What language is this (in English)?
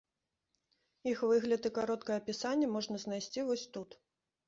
Belarusian